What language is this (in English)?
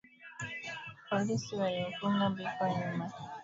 Swahili